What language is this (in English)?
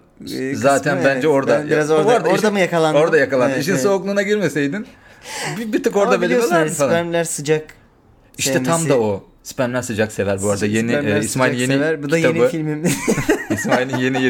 Turkish